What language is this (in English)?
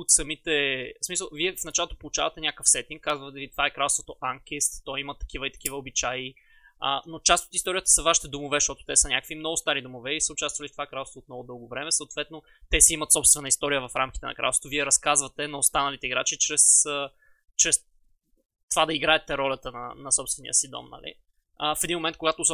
Bulgarian